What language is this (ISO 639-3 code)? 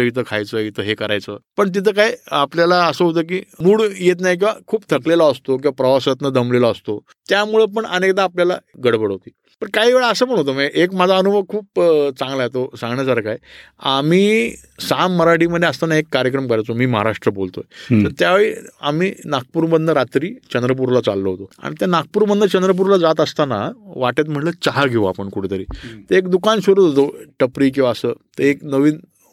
mar